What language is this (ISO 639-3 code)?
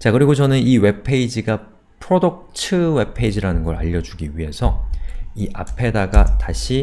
kor